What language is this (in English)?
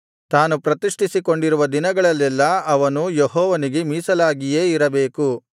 Kannada